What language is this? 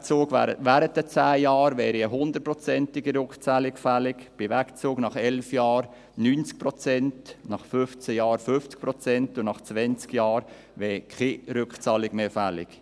Swiss German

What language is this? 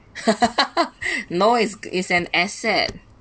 English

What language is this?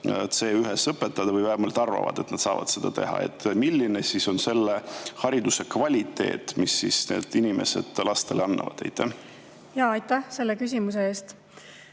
Estonian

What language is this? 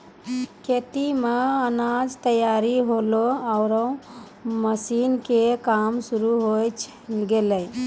Maithili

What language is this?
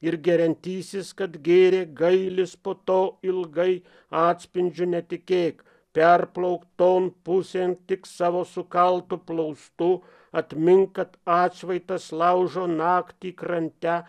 Lithuanian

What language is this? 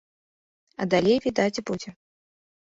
Belarusian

